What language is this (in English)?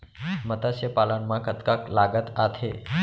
Chhattisgarhi